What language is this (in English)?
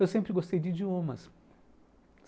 Portuguese